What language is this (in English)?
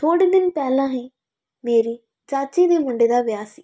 Punjabi